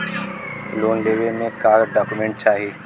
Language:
Bhojpuri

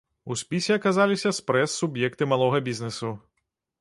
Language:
Belarusian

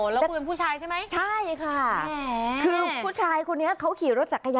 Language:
Thai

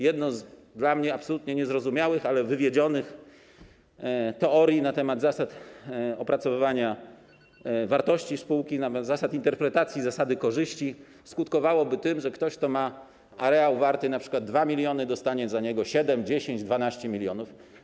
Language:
Polish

